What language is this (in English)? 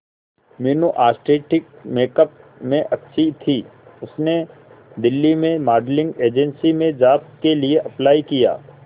Hindi